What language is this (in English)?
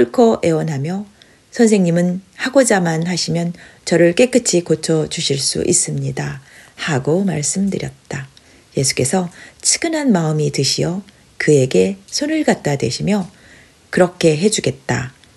Korean